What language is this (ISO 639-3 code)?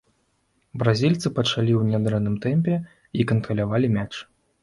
bel